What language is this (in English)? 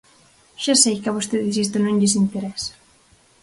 Galician